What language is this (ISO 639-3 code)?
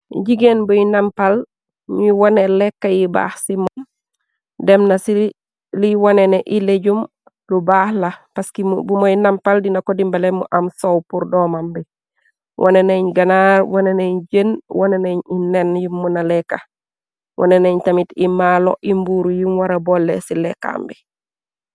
wol